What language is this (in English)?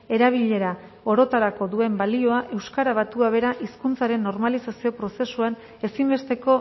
Basque